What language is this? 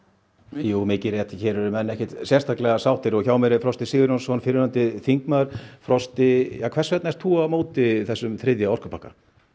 Icelandic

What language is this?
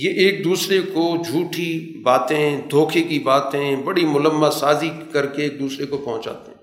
Urdu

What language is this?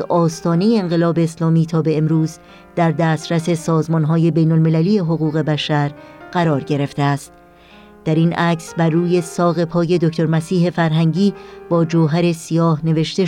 Persian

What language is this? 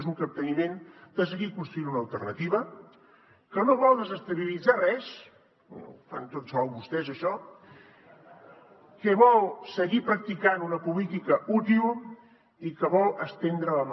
Catalan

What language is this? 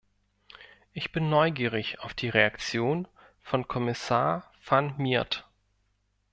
German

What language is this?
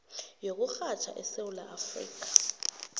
South Ndebele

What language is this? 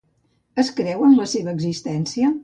Catalan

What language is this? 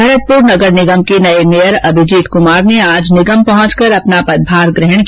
Hindi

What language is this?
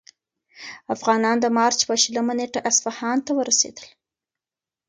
Pashto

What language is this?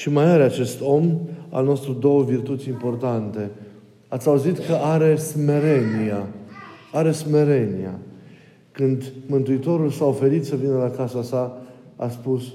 Romanian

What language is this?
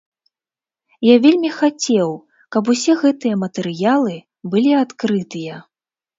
Belarusian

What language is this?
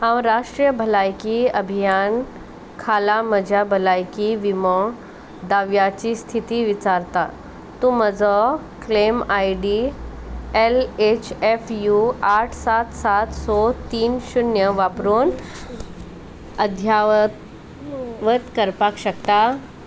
Konkani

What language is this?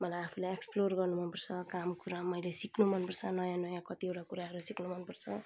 Nepali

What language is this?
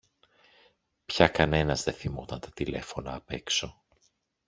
Greek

